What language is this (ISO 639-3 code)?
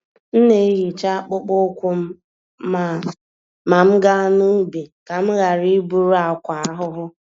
ibo